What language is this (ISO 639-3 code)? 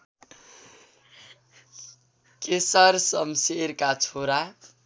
nep